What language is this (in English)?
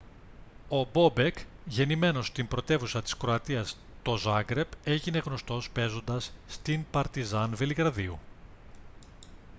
Greek